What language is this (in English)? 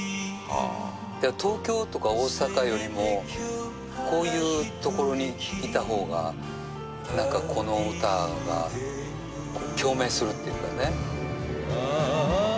Japanese